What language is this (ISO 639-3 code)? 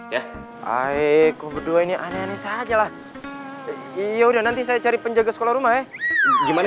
ind